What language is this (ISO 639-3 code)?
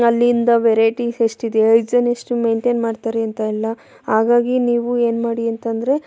kan